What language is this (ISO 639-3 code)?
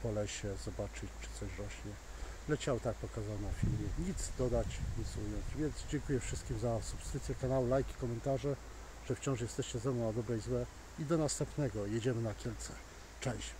pol